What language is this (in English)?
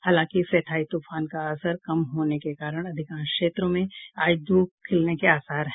Hindi